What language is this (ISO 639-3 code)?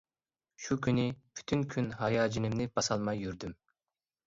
uig